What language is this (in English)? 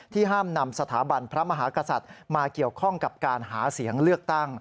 Thai